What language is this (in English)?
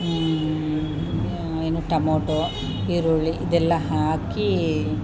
Kannada